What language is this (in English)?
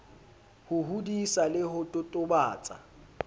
Southern Sotho